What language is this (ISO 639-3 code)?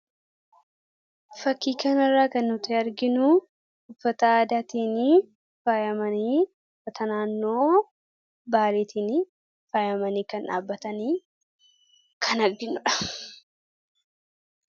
orm